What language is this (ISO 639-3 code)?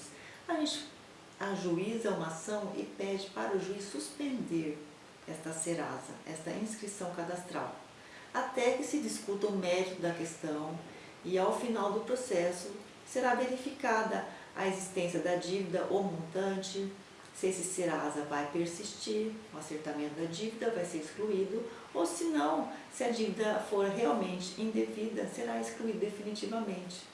por